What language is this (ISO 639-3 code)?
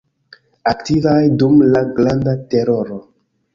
epo